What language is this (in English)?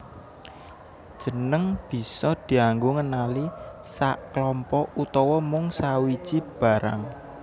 Javanese